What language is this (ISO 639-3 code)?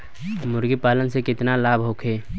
bho